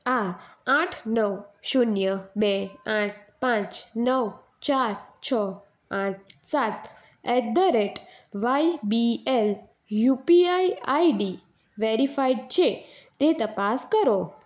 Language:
Gujarati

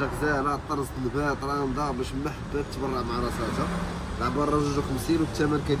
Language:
Arabic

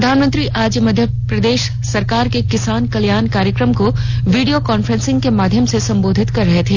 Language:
Hindi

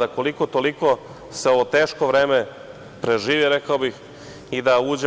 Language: Serbian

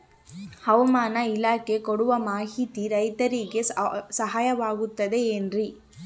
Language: Kannada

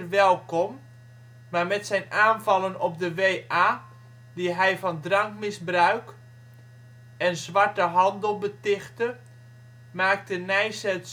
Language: Dutch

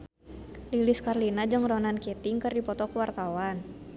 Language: Sundanese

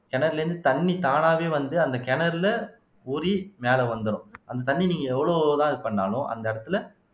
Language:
Tamil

